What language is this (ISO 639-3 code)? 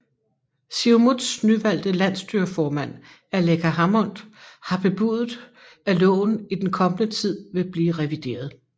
dan